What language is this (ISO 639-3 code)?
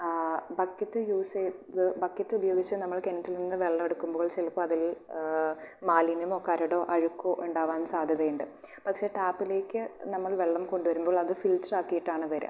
mal